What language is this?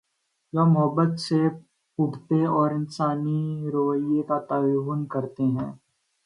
Urdu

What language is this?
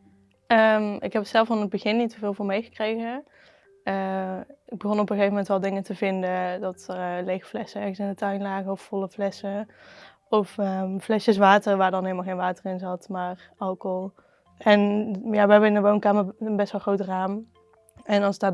Dutch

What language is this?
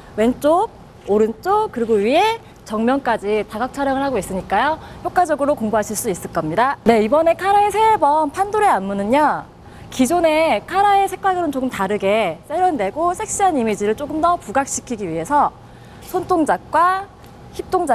Korean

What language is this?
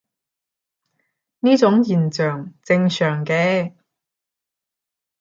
Cantonese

